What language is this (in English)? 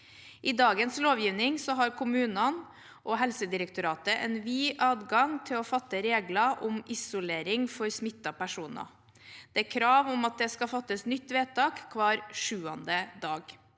Norwegian